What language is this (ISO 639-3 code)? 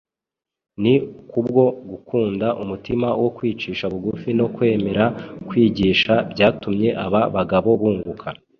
kin